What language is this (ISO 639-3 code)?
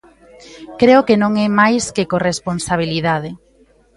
glg